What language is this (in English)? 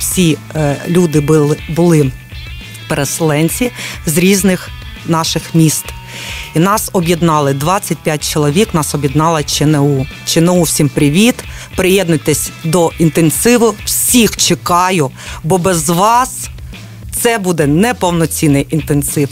Ukrainian